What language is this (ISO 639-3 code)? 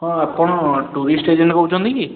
ori